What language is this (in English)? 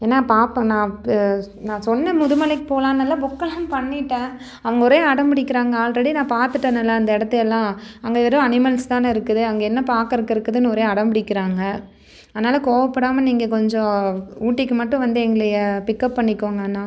Tamil